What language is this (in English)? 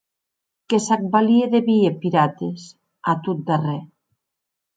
Occitan